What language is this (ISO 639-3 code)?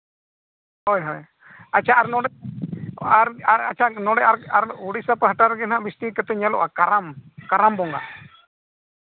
sat